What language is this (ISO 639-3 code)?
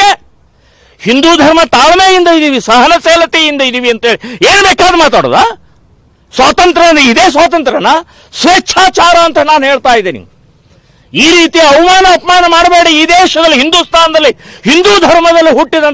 ron